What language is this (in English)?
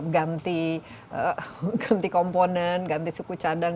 Indonesian